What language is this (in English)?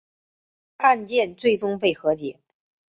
Chinese